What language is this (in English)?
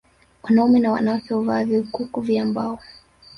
Swahili